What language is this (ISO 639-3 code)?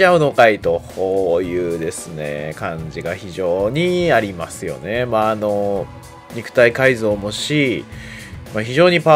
jpn